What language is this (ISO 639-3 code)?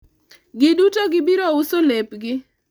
luo